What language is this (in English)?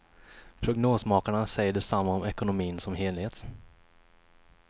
Swedish